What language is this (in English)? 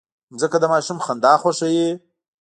Pashto